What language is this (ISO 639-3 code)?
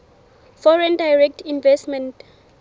sot